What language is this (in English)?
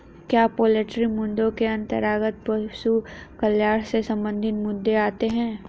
Hindi